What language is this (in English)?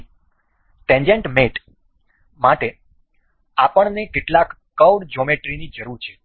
Gujarati